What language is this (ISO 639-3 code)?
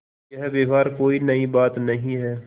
hin